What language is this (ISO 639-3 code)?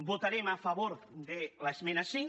cat